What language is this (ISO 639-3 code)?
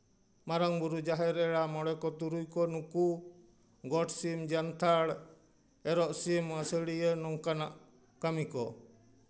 sat